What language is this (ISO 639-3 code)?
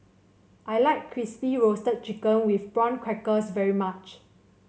eng